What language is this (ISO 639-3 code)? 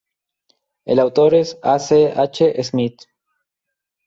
spa